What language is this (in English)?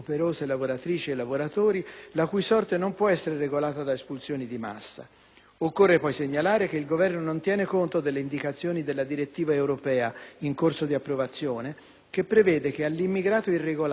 Italian